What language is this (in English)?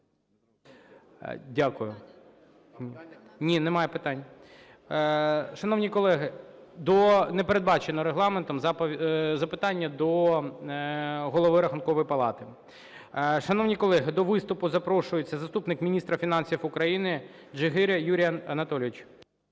Ukrainian